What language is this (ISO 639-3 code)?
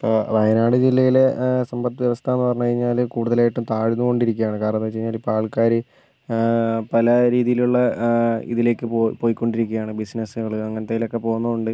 mal